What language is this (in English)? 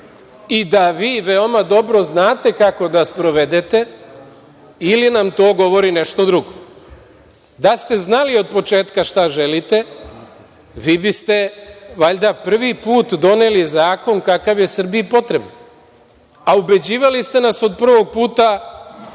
Serbian